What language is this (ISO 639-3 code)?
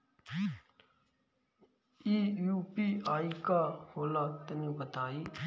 bho